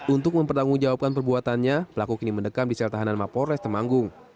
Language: Indonesian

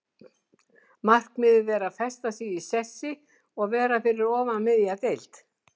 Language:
Icelandic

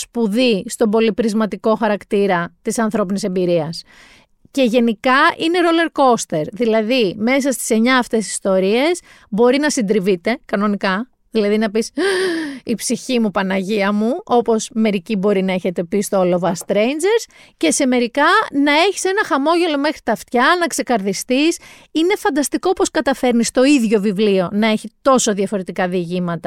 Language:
Greek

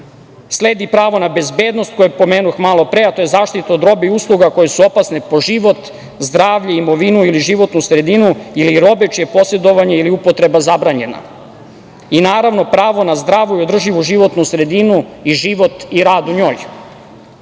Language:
Serbian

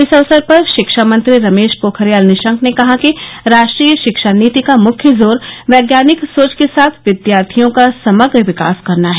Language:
Hindi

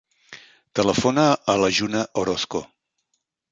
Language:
Catalan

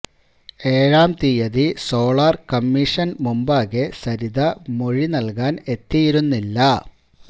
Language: Malayalam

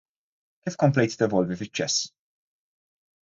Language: Maltese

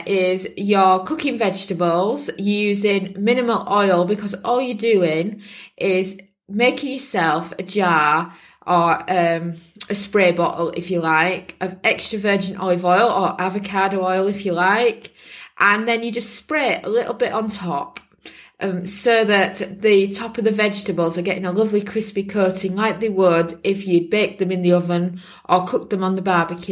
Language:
English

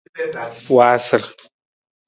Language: Nawdm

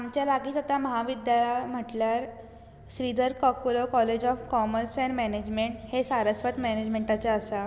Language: Konkani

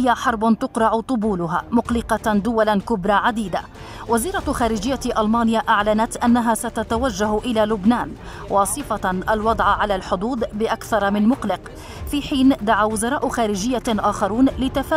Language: Arabic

